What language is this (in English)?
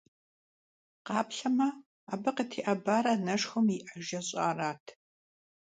Kabardian